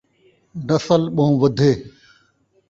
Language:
Saraiki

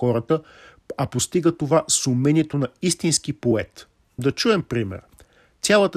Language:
Bulgarian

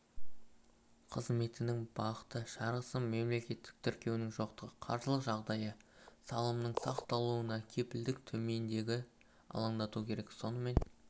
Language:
Kazakh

